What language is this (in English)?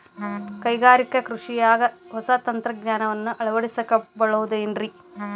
Kannada